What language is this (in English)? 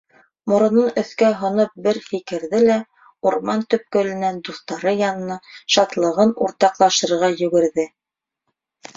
Bashkir